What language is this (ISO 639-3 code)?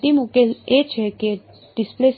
guj